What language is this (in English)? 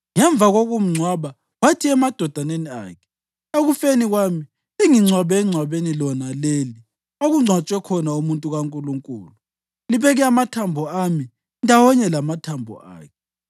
North Ndebele